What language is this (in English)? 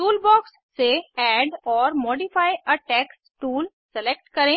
Hindi